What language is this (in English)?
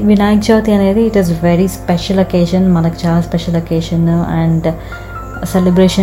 Telugu